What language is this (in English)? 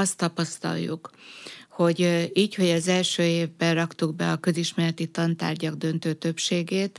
Hungarian